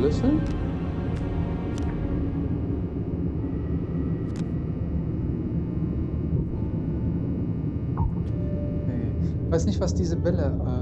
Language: German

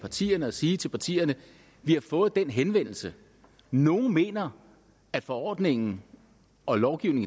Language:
Danish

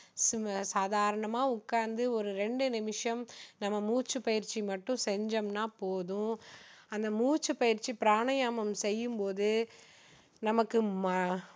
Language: Tamil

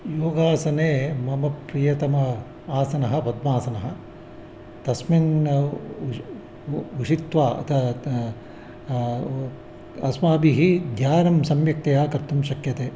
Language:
Sanskrit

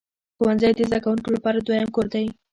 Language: Pashto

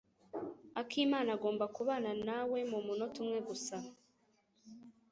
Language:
Kinyarwanda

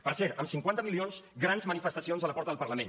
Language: Catalan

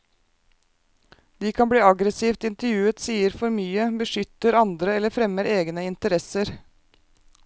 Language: Norwegian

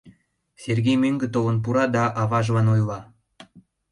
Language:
Mari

